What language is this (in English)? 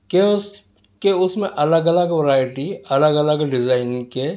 Urdu